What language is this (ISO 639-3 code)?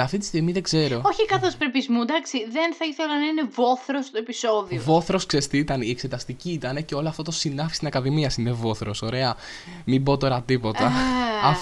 ell